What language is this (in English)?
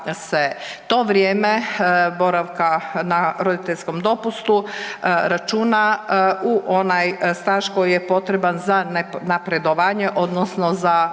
Croatian